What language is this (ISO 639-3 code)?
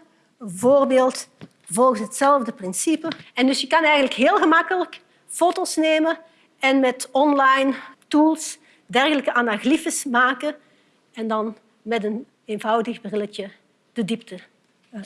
nld